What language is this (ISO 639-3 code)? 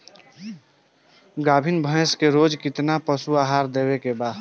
bho